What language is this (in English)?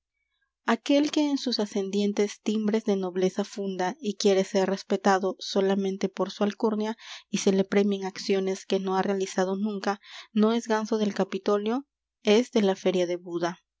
Spanish